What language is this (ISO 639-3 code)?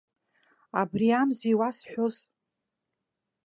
abk